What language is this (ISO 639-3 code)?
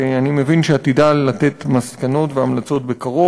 heb